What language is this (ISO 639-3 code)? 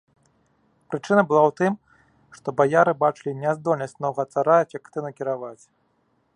bel